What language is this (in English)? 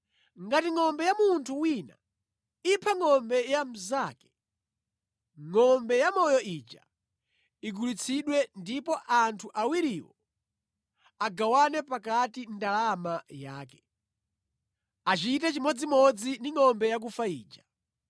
Nyanja